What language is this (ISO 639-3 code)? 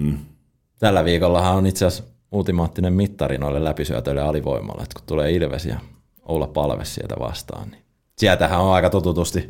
fin